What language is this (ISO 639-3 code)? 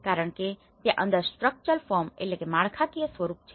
guj